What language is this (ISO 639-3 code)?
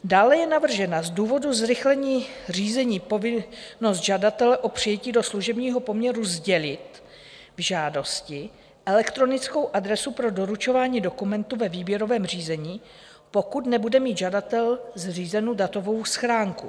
ces